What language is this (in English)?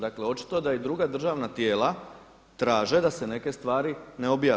Croatian